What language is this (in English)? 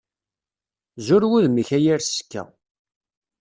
Kabyle